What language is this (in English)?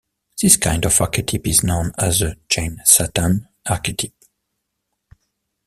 English